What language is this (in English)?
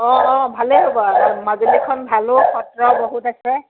Assamese